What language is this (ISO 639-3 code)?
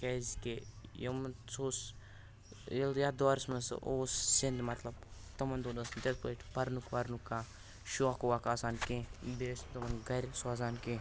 kas